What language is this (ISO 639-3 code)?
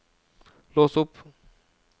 nor